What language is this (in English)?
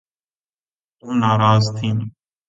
Urdu